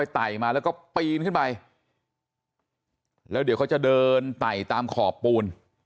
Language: Thai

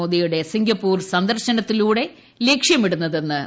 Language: Malayalam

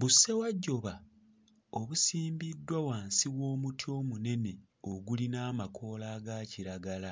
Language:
Ganda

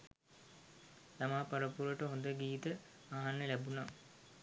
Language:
Sinhala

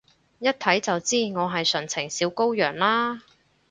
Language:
Cantonese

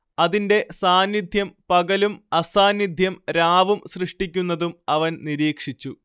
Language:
Malayalam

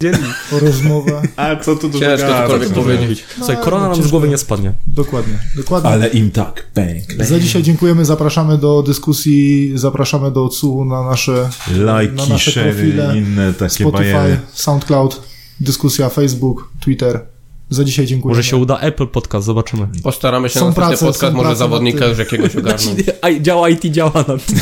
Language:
Polish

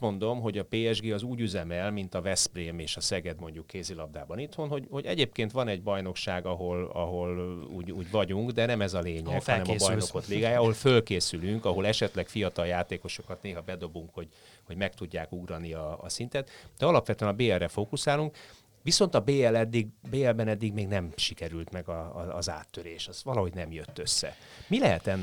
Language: Hungarian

